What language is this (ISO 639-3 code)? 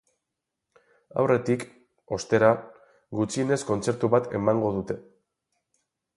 eus